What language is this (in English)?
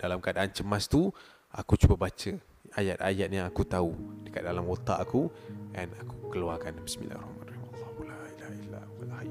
Malay